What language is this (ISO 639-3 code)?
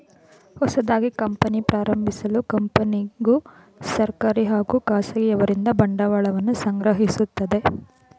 kan